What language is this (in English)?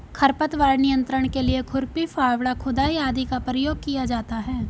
Hindi